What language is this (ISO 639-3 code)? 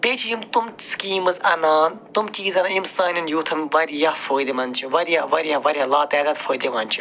kas